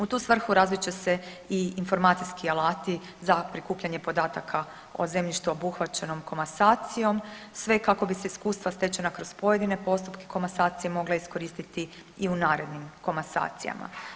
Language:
Croatian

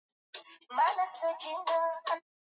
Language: Swahili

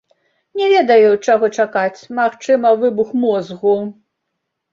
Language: Belarusian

